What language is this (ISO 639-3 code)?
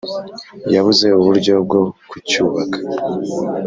kin